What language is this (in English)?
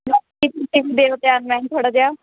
Punjabi